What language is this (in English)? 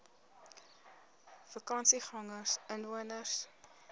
Afrikaans